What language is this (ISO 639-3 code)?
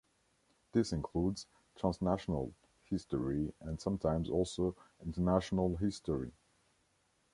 eng